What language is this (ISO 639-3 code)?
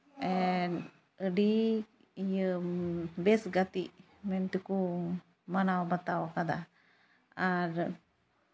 sat